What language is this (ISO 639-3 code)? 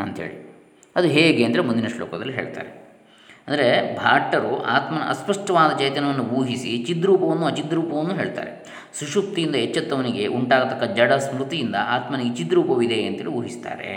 kan